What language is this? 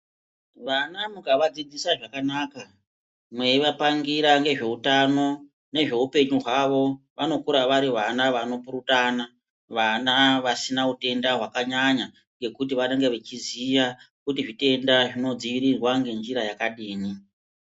Ndau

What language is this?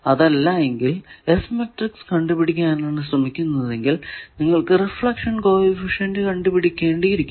Malayalam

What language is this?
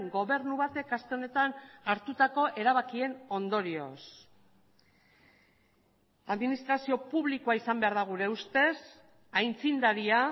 Basque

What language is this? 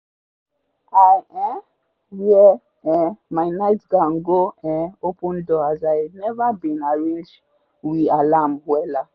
Nigerian Pidgin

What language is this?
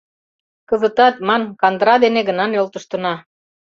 Mari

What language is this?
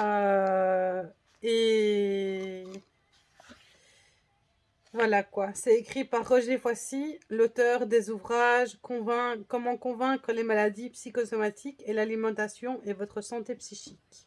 French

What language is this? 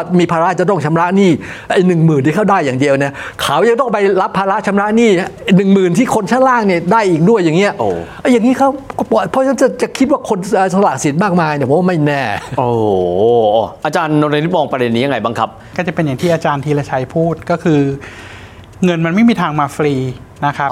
Thai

